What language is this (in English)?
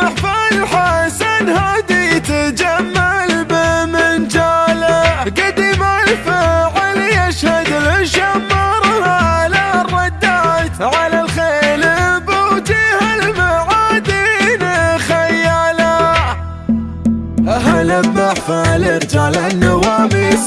Arabic